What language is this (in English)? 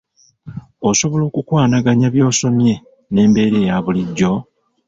Ganda